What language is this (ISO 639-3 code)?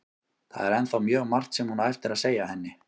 isl